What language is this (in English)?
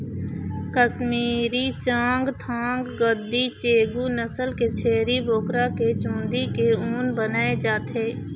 Chhattisgarhi